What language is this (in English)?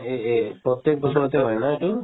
Assamese